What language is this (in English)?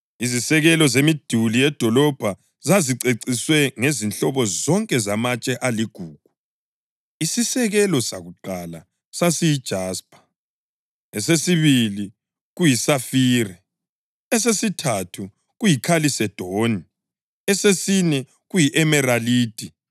North Ndebele